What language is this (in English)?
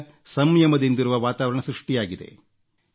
Kannada